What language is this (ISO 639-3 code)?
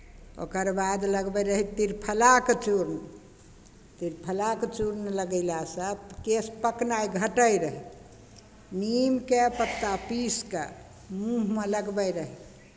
mai